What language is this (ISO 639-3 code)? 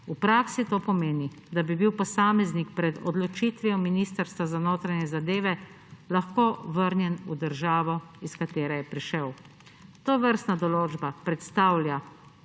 slv